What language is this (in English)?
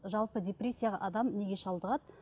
Kazakh